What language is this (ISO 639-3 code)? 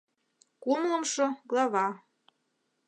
chm